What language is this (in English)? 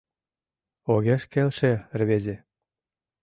Mari